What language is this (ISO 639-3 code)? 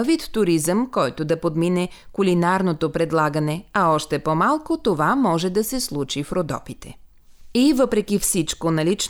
bul